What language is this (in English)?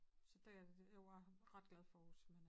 Danish